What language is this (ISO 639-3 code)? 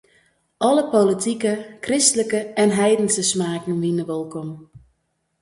fry